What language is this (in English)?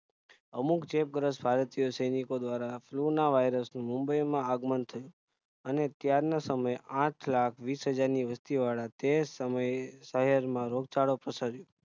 Gujarati